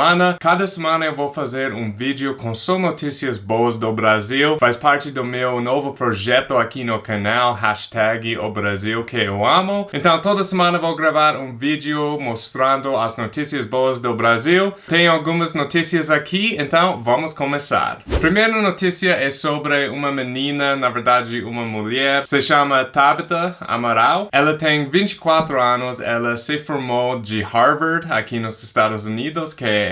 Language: Portuguese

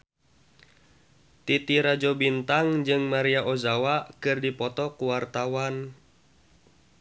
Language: Sundanese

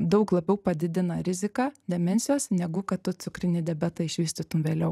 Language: Lithuanian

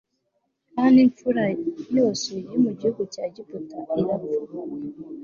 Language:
Kinyarwanda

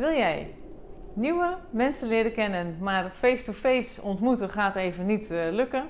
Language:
Dutch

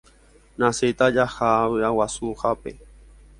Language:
Guarani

